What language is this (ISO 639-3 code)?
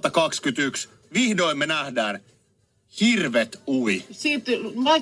fin